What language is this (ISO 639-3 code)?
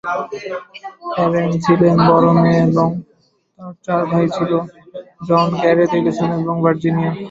ben